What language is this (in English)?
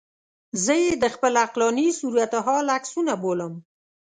Pashto